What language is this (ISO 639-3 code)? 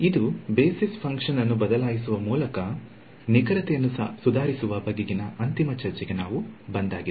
kan